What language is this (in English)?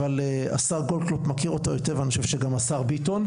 Hebrew